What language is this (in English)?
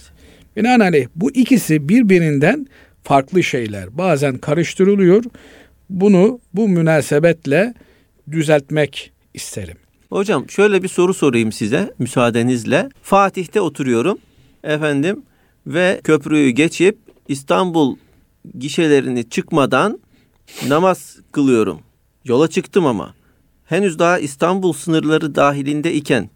Turkish